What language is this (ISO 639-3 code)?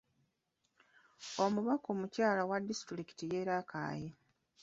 lug